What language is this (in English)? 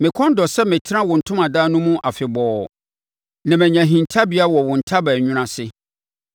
Akan